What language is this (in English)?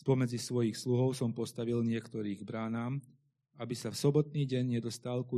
Slovak